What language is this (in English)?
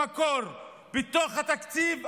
Hebrew